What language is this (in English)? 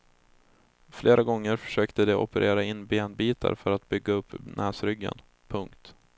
Swedish